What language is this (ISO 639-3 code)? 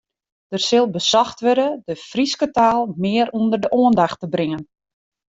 fry